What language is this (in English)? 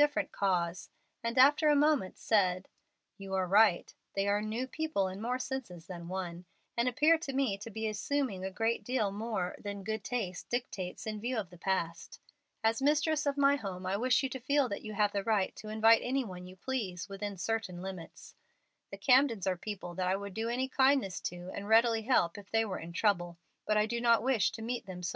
English